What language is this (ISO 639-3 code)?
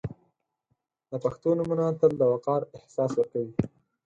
pus